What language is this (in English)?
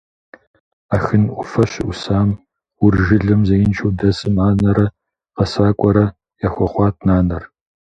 Kabardian